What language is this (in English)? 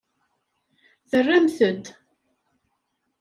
Kabyle